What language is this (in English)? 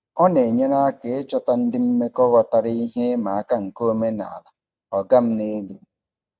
Igbo